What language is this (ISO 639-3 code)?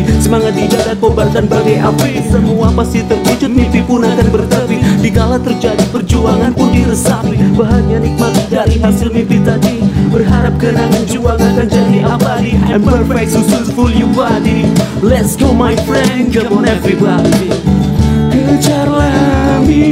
ind